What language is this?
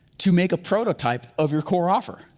English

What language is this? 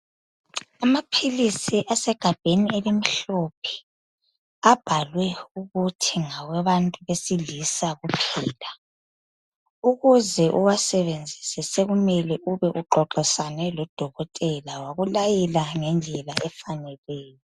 North Ndebele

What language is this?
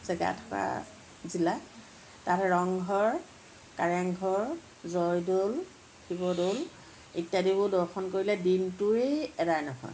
Assamese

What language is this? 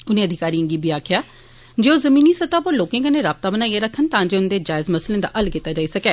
Dogri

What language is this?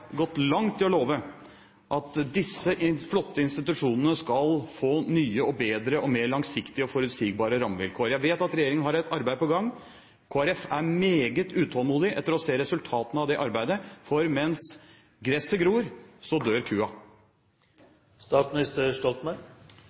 Norwegian Bokmål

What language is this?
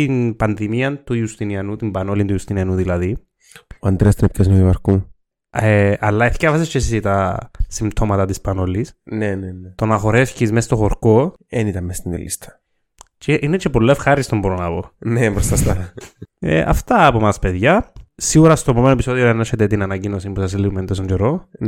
Greek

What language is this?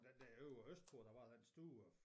Danish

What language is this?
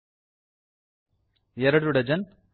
Kannada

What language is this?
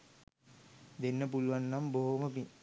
Sinhala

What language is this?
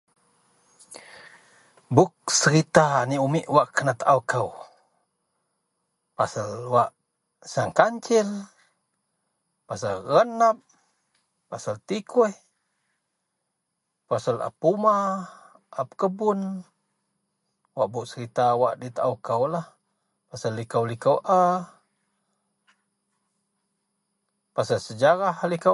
Central Melanau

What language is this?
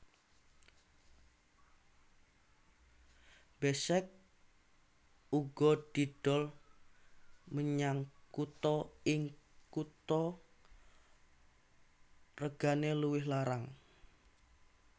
Javanese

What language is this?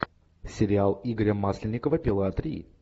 Russian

